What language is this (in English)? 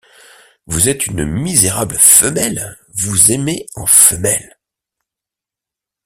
French